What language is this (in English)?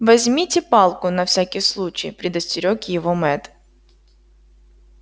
Russian